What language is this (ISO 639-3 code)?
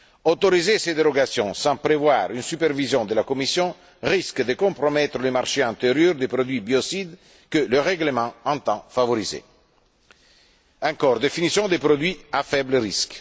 fra